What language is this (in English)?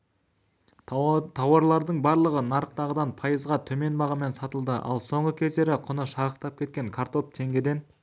Kazakh